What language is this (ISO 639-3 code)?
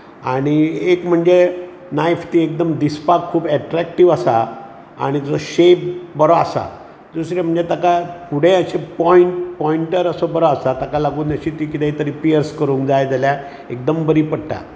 kok